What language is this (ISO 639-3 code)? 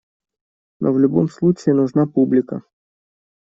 rus